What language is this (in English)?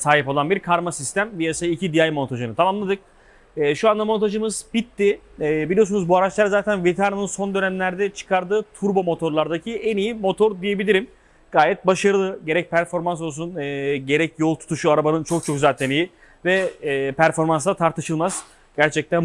Turkish